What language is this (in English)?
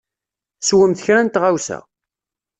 Kabyle